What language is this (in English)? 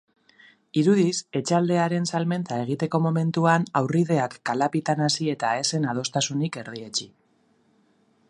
Basque